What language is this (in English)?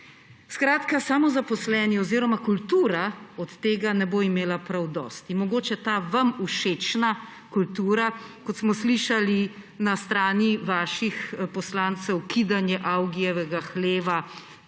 Slovenian